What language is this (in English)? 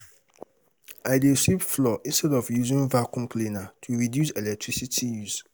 Nigerian Pidgin